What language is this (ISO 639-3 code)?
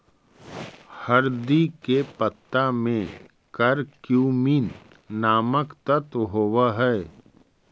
mag